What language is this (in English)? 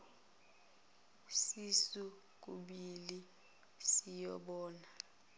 Zulu